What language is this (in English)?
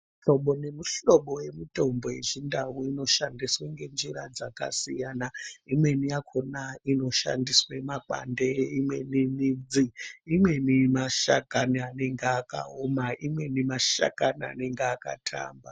Ndau